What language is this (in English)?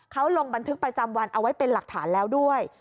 Thai